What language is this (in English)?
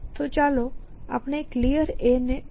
Gujarati